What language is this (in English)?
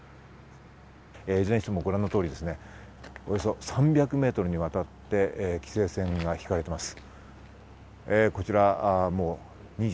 Japanese